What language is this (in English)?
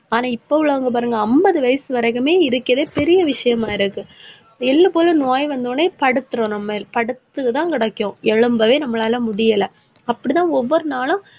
Tamil